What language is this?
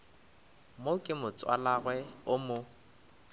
Northern Sotho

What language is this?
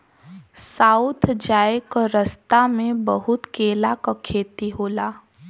Bhojpuri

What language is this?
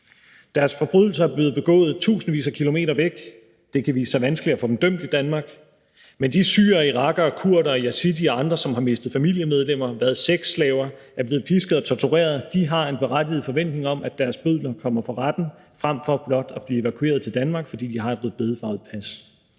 Danish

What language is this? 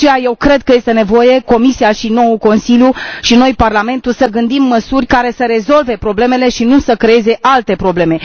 Romanian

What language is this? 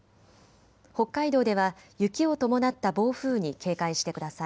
Japanese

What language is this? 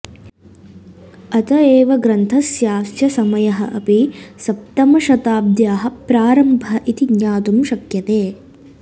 Sanskrit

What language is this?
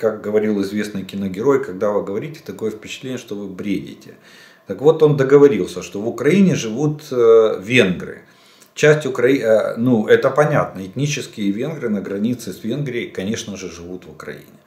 Russian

